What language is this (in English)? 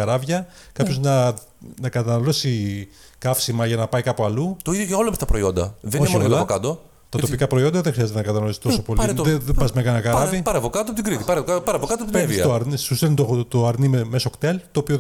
Greek